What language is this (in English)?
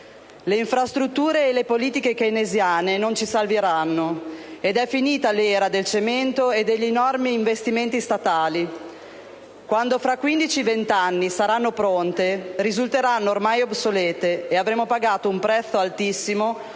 Italian